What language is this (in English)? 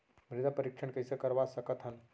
Chhattisgarhi